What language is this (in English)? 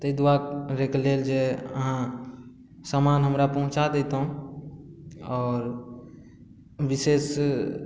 Maithili